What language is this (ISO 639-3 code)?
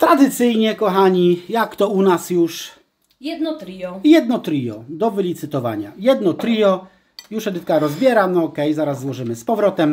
pol